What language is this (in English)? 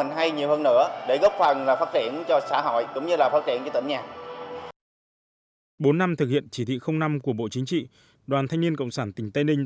Vietnamese